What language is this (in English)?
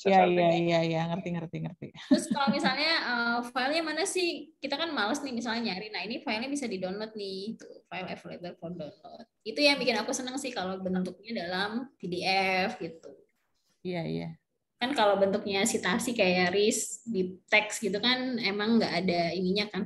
Indonesian